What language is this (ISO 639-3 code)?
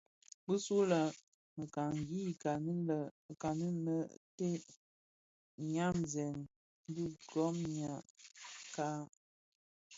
ksf